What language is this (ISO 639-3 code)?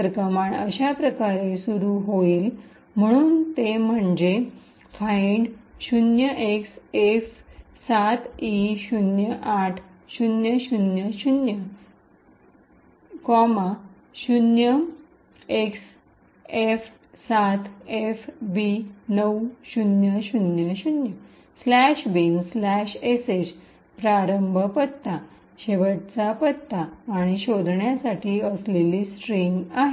mar